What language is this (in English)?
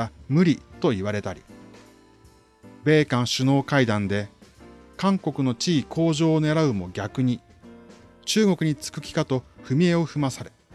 Japanese